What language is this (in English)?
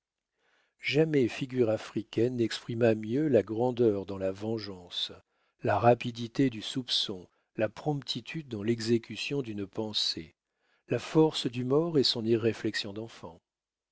French